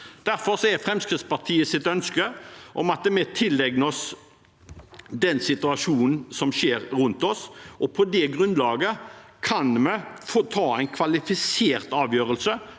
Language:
Norwegian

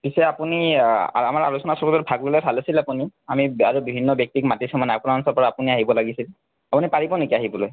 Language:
Assamese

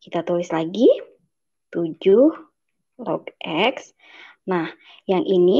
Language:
Indonesian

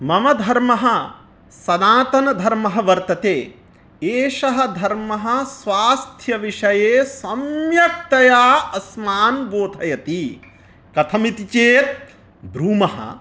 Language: Sanskrit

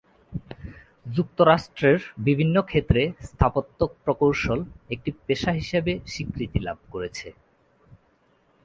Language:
Bangla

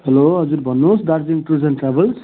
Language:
Nepali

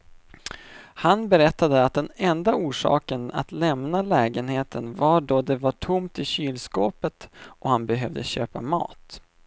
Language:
Swedish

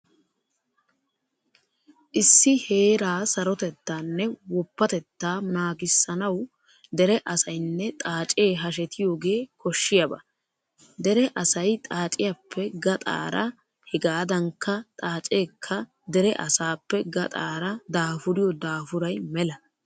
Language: Wolaytta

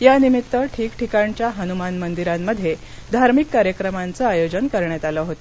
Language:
Marathi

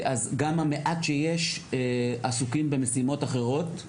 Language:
Hebrew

